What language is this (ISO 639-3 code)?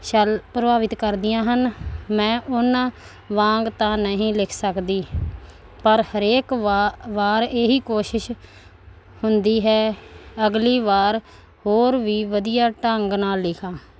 pan